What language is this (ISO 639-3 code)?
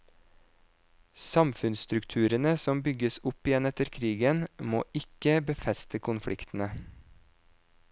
nor